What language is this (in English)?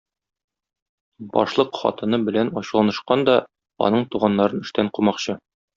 Tatar